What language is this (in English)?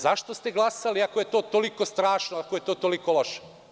Serbian